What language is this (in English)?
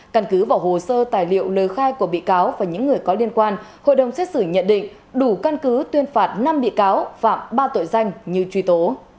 Vietnamese